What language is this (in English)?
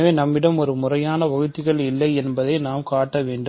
Tamil